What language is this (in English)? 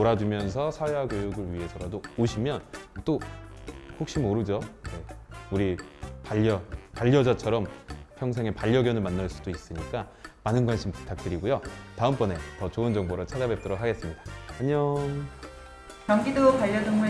Korean